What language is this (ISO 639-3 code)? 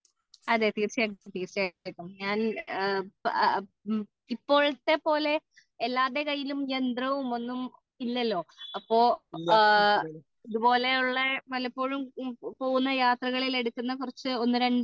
mal